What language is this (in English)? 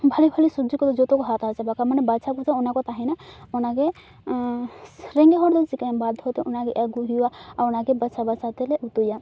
Santali